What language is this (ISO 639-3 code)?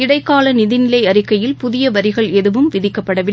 tam